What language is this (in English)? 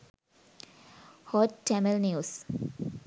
Sinhala